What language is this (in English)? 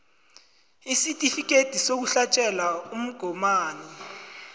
South Ndebele